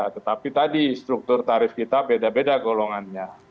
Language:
Indonesian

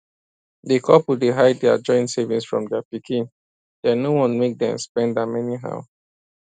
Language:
Nigerian Pidgin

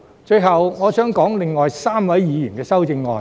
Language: Cantonese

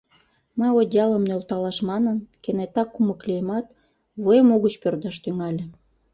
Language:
Mari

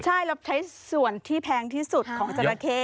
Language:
Thai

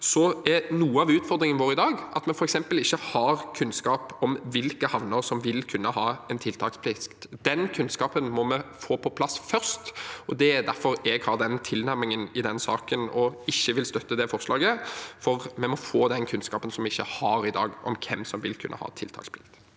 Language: Norwegian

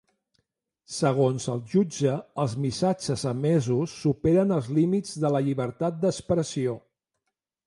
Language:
Catalan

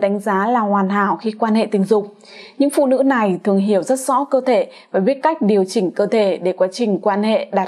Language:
Vietnamese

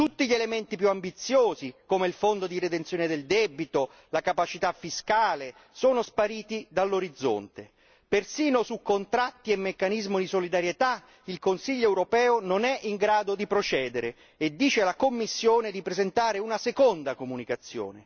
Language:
Italian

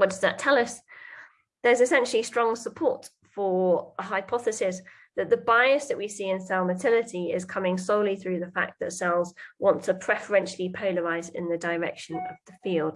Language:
English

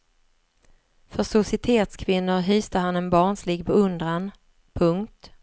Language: Swedish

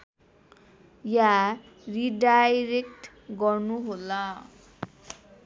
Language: Nepali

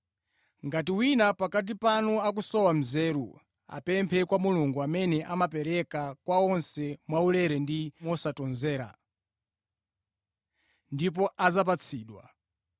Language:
Nyanja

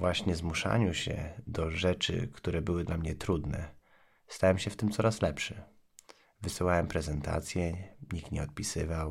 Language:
Polish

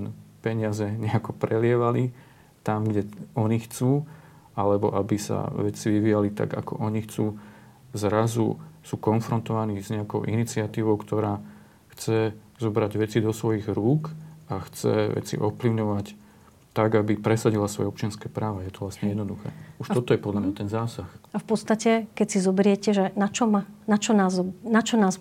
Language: Slovak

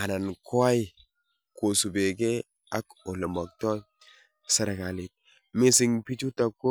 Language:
Kalenjin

